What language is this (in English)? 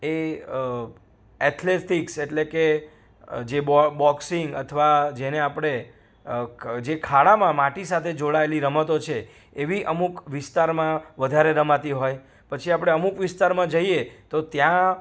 Gujarati